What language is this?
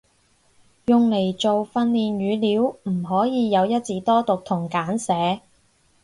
Cantonese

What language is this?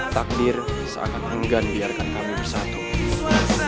Indonesian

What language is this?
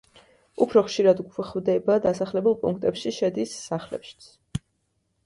Georgian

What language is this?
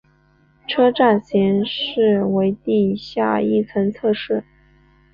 Chinese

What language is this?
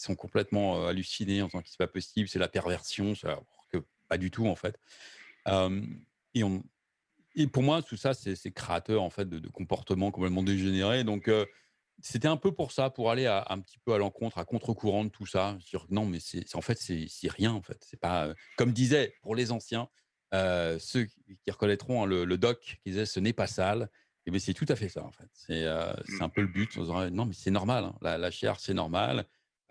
French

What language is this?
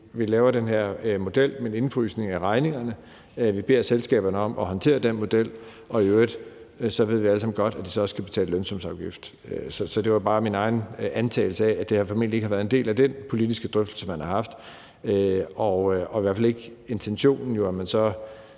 Danish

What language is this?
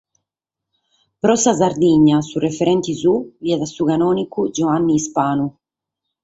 Sardinian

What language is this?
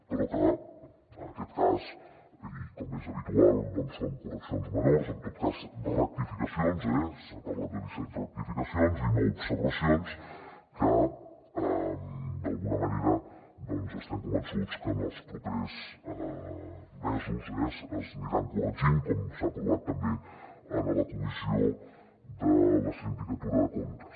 Catalan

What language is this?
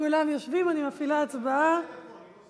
Hebrew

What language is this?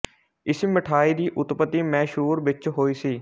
Punjabi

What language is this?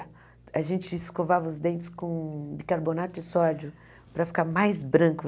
Portuguese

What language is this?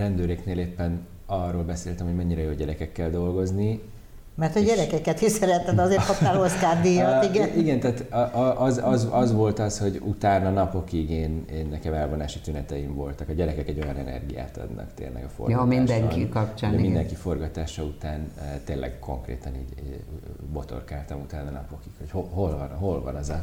Hungarian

